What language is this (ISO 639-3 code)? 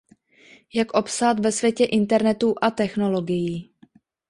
ces